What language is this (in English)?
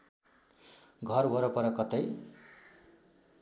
Nepali